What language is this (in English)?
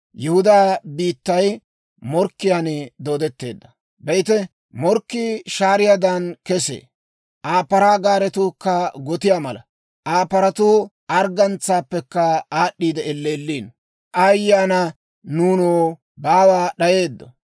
Dawro